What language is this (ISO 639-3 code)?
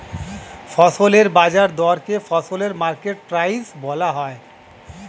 ben